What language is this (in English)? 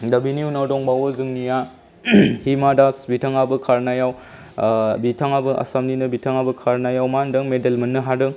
Bodo